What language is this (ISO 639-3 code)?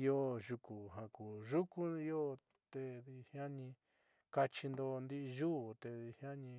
mxy